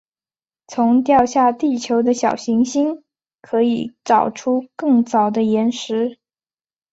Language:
Chinese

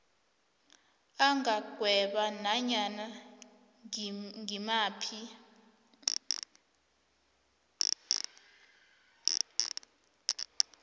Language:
South Ndebele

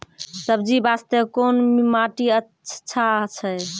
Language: Maithili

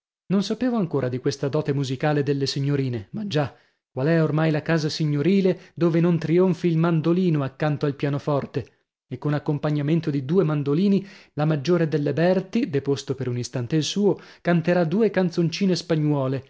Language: Italian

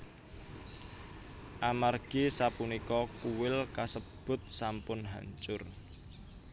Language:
Javanese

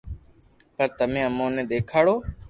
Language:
Loarki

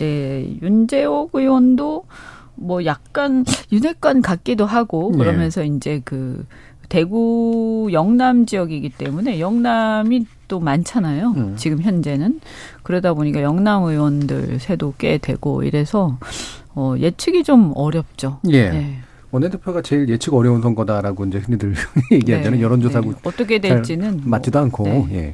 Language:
Korean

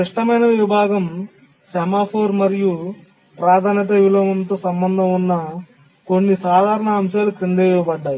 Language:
Telugu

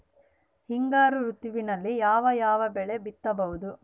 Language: Kannada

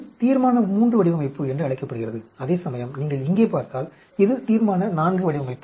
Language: Tamil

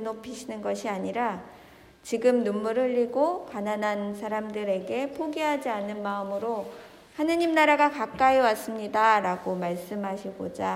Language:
Korean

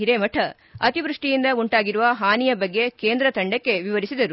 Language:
Kannada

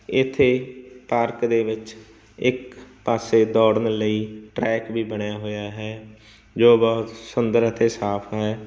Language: Punjabi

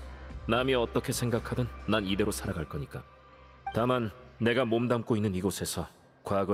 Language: Korean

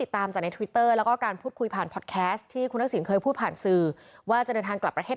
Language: Thai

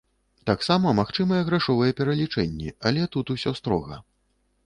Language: Belarusian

